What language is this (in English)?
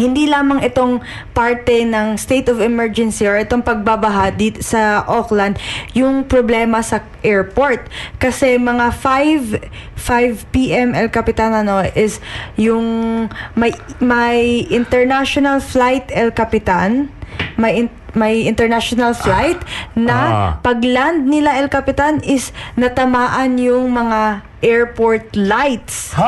Filipino